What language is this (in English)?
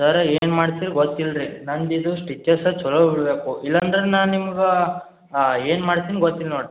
Kannada